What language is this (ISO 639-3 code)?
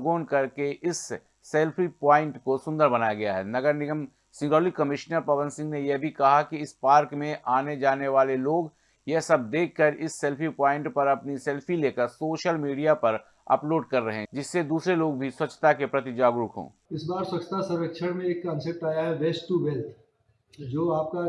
hin